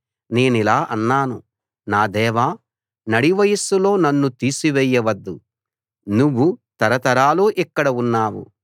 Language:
Telugu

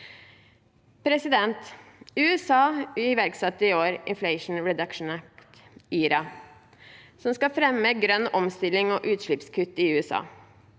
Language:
Norwegian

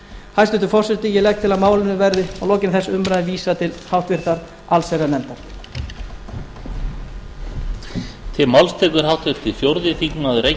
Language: Icelandic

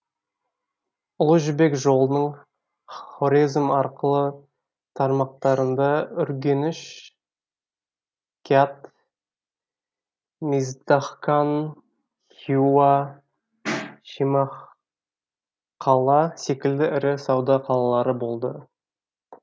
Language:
Kazakh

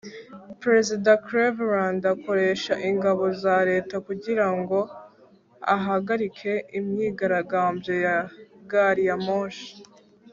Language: Kinyarwanda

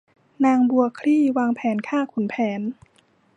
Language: Thai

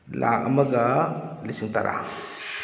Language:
Manipuri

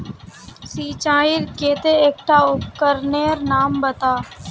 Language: Magahi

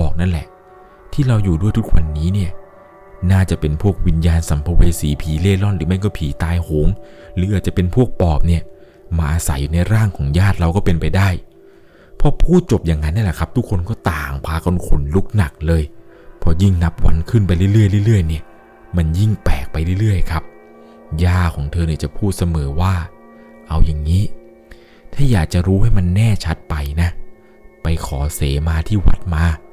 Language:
Thai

